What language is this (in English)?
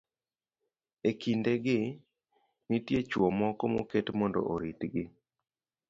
Luo (Kenya and Tanzania)